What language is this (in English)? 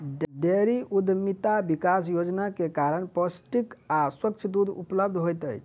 Maithili